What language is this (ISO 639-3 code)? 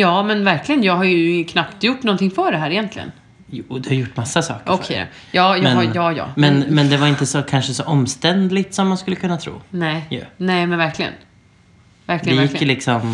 swe